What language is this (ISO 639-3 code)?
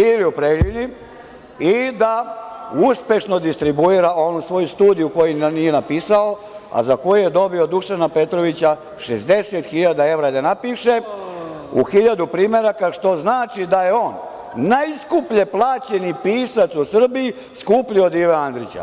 srp